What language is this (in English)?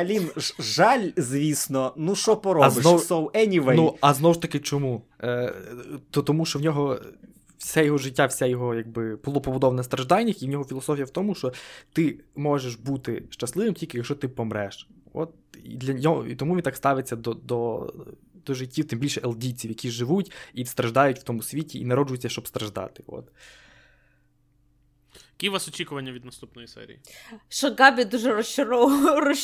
Ukrainian